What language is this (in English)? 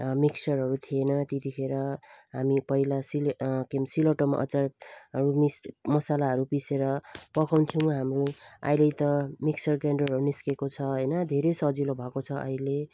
Nepali